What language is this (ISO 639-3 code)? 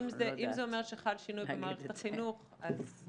heb